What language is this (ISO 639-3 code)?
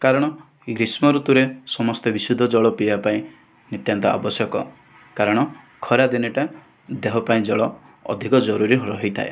ori